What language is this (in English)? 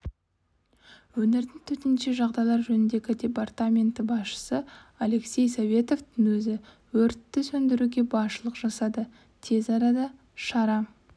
Kazakh